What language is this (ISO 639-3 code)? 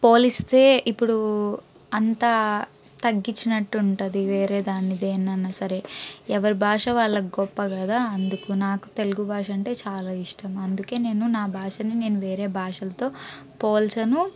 tel